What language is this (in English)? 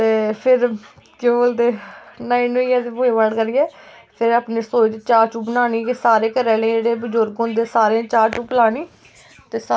Dogri